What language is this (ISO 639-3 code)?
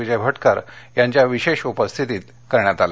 mar